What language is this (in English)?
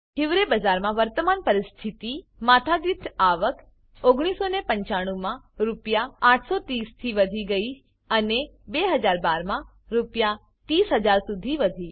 Gujarati